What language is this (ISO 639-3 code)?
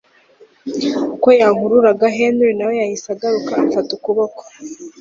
kin